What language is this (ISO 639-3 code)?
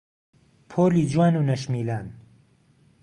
ckb